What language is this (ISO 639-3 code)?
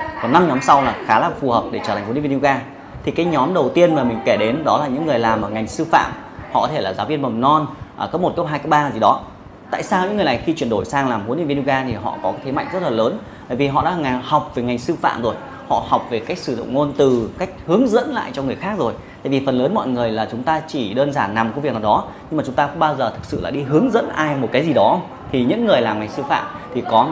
vie